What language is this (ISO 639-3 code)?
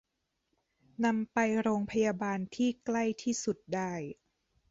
tha